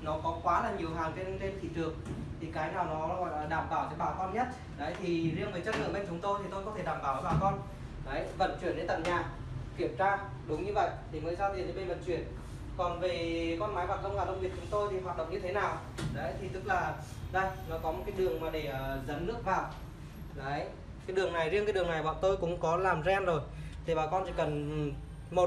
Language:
Vietnamese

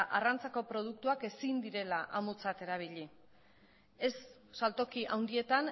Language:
Basque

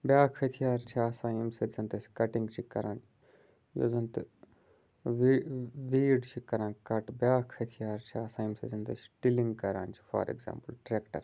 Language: Kashmiri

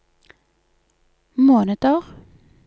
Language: Norwegian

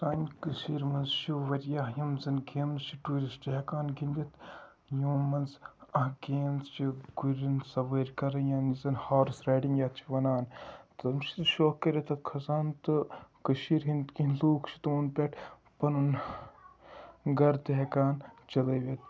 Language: Kashmiri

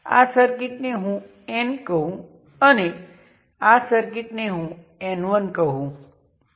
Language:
Gujarati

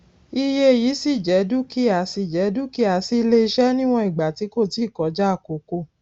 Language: Yoruba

